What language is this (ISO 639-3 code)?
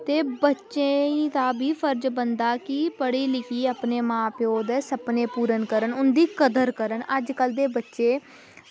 doi